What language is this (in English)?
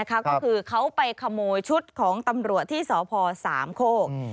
Thai